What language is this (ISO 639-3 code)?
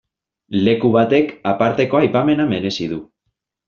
eus